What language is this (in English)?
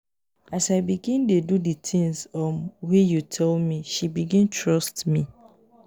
Nigerian Pidgin